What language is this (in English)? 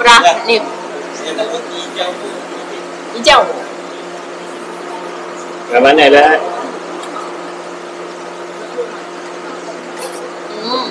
Malay